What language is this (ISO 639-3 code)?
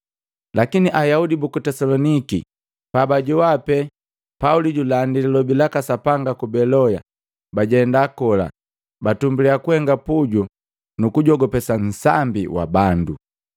mgv